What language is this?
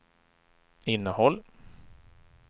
Swedish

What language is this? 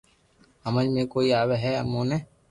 Loarki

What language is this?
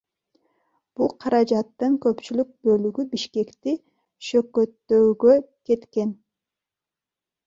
Kyrgyz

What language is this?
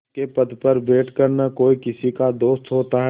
Hindi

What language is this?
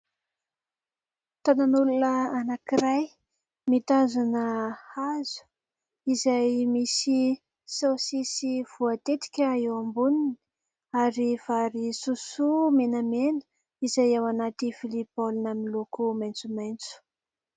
Malagasy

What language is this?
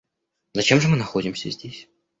Russian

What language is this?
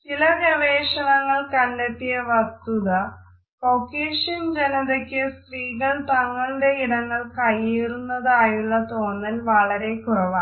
Malayalam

